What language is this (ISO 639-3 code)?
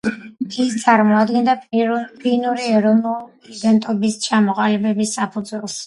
kat